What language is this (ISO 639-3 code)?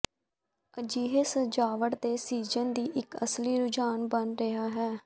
pan